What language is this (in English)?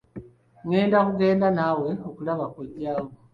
Ganda